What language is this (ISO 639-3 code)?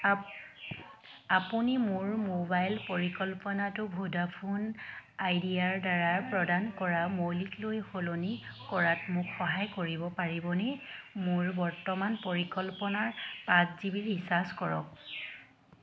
asm